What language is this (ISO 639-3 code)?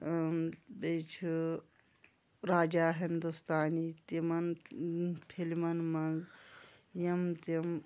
kas